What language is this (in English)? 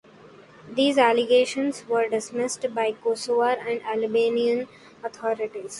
English